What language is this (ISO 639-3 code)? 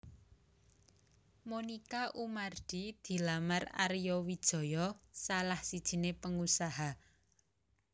jav